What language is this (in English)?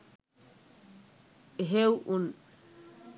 Sinhala